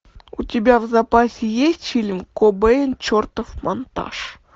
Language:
Russian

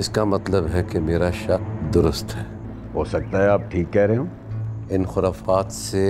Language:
Hindi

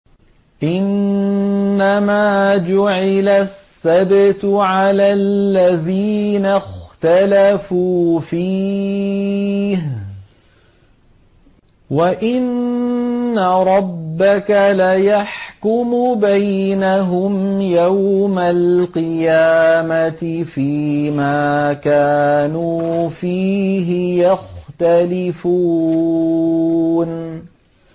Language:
Arabic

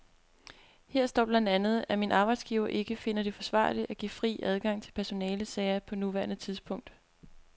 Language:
Danish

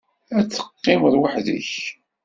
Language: Kabyle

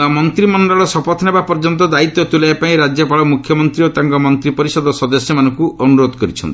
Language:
Odia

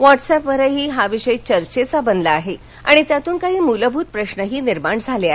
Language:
Marathi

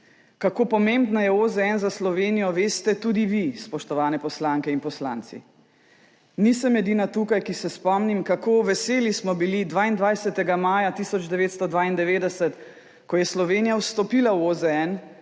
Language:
Slovenian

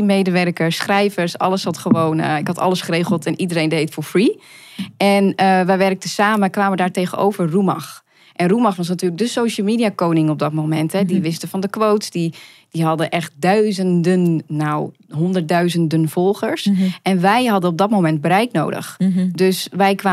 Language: Dutch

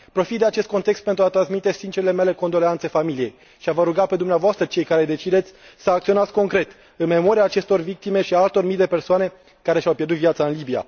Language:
Romanian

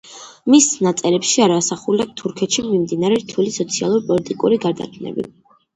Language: Georgian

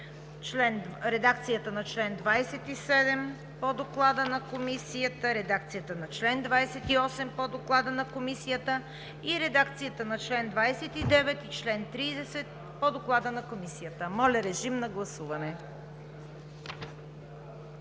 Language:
Bulgarian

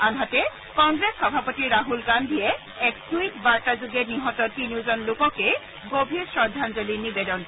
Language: Assamese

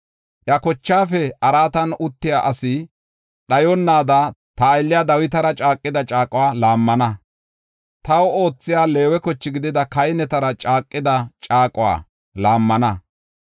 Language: Gofa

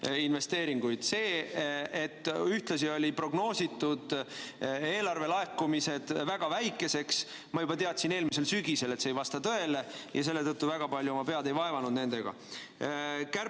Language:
Estonian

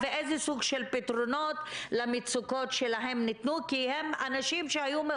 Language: Hebrew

